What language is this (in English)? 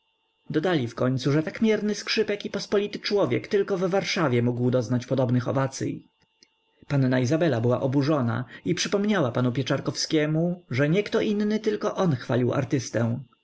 Polish